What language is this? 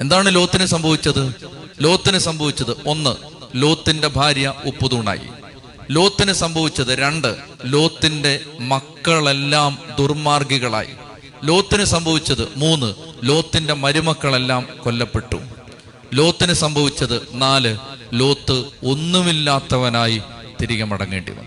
Malayalam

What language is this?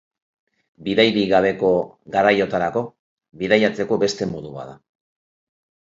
Basque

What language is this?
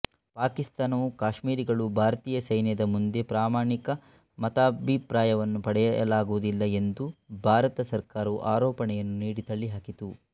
Kannada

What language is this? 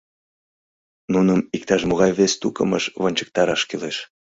Mari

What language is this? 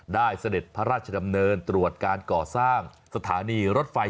Thai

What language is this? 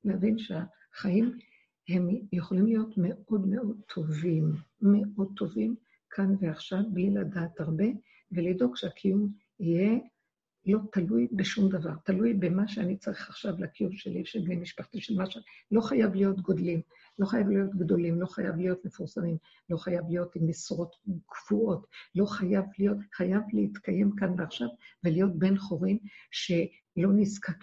Hebrew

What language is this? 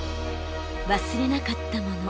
Japanese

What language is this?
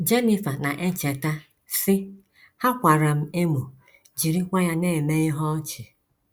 Igbo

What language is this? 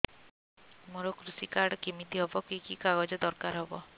Odia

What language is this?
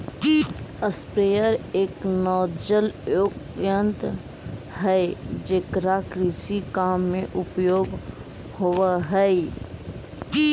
Magahi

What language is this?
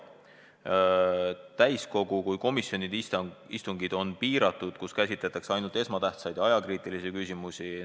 Estonian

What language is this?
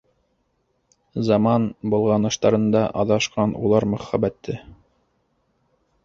Bashkir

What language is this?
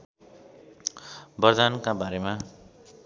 Nepali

